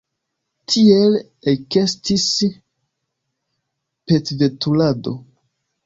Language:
Esperanto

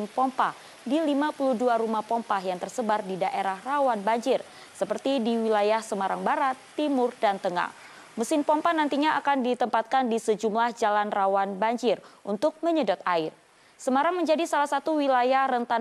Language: Indonesian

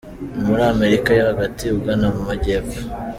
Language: Kinyarwanda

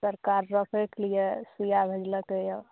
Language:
Maithili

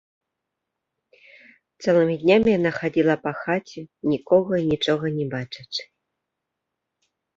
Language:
Belarusian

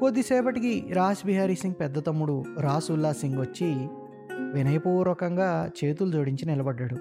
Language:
Telugu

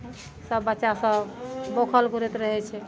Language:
Maithili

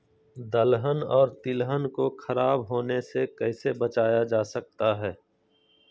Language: Magahi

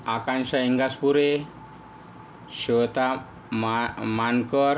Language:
Marathi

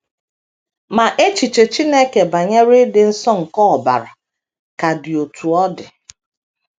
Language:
Igbo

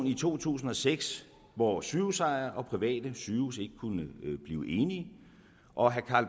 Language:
Danish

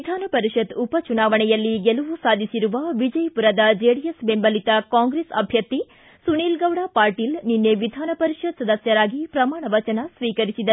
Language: Kannada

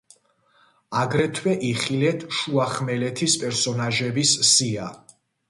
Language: Georgian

